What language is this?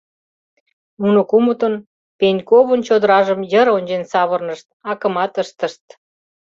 Mari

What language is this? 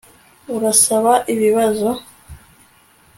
Kinyarwanda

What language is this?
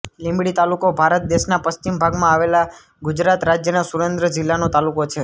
Gujarati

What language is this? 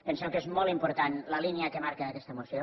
Catalan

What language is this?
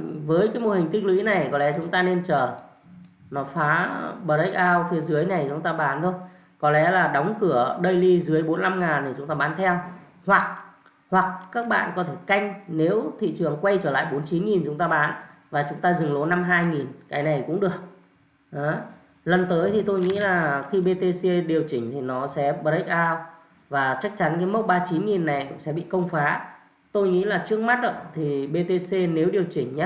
Vietnamese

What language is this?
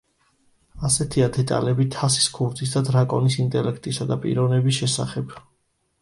Georgian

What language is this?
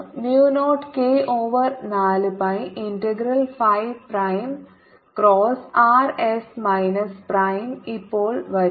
Malayalam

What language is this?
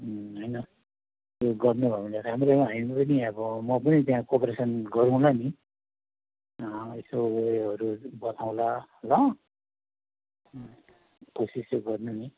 Nepali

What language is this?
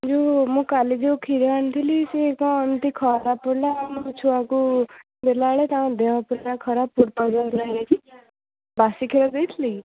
Odia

